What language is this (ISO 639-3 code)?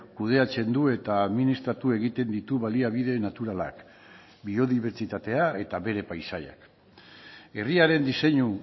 eus